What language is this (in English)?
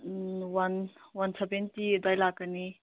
Manipuri